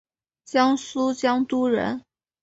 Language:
Chinese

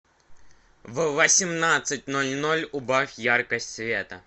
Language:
Russian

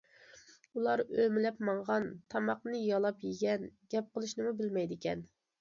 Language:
Uyghur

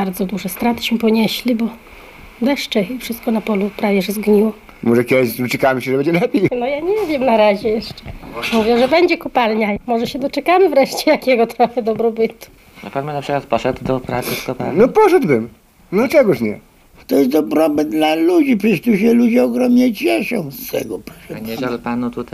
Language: Polish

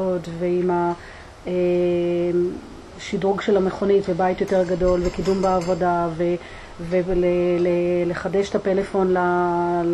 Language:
Hebrew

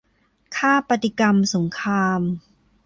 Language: Thai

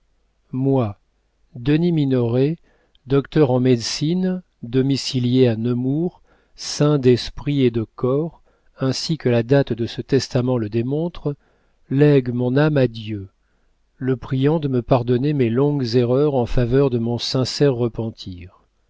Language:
French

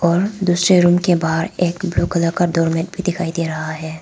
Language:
Hindi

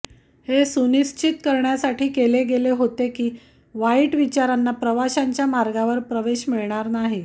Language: Marathi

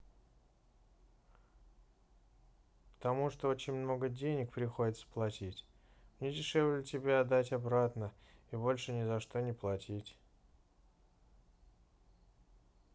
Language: Russian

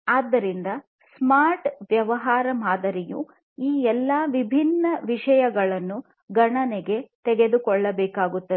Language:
Kannada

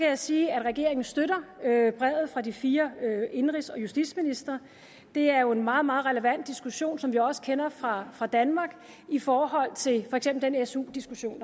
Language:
Danish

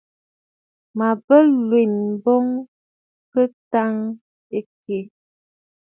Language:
Bafut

